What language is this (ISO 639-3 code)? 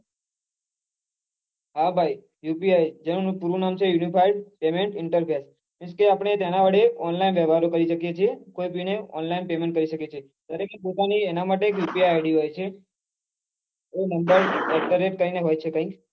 guj